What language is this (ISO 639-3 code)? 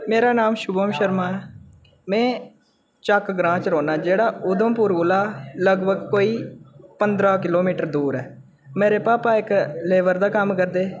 doi